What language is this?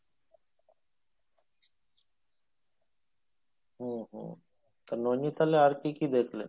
Bangla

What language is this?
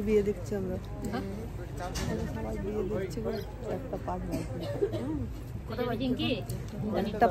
Arabic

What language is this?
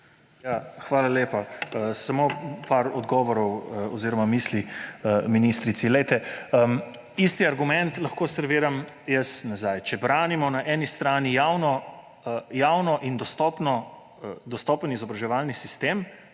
Slovenian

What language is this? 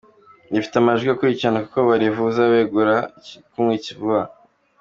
Kinyarwanda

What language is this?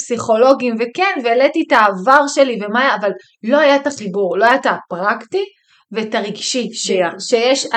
Hebrew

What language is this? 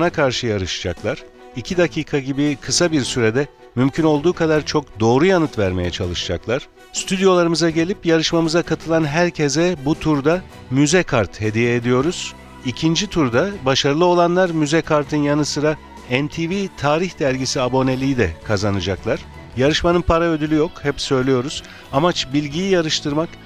Turkish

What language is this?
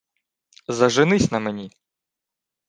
Ukrainian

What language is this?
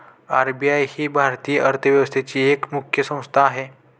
Marathi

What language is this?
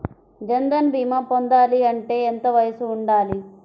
Telugu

